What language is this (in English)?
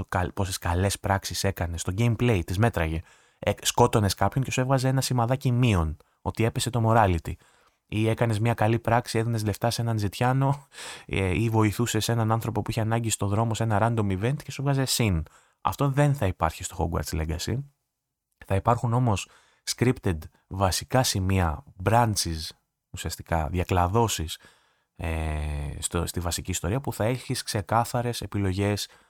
Greek